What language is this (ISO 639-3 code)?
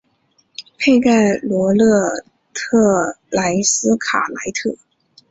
zho